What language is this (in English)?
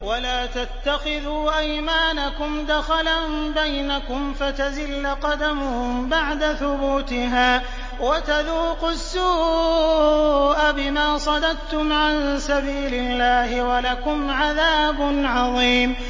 Arabic